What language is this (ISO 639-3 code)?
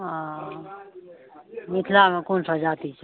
mai